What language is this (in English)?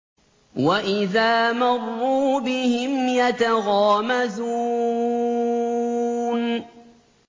Arabic